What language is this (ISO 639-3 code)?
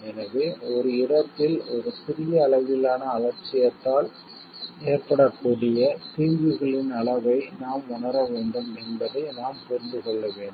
tam